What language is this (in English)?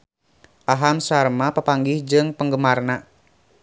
Sundanese